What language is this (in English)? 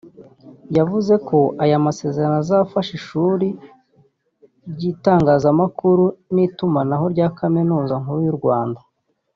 Kinyarwanda